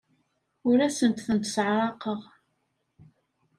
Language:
Kabyle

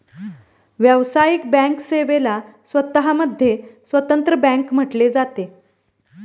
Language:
Marathi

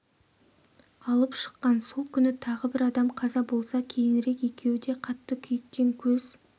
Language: Kazakh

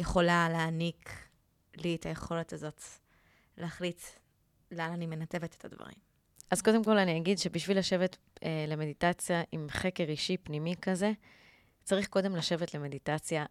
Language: Hebrew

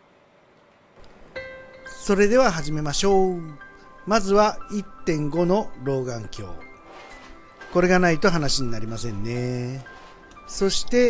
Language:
Japanese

